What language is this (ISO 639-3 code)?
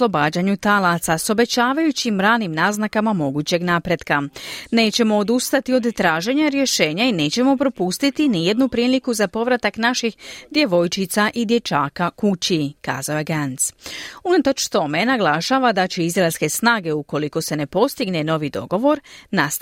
hrv